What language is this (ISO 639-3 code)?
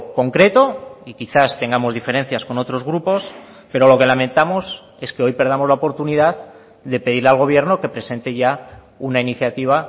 spa